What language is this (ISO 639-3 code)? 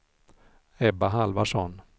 swe